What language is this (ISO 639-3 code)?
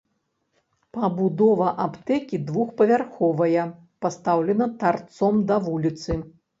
bel